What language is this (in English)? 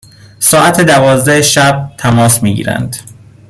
Persian